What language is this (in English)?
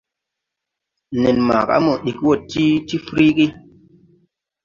Tupuri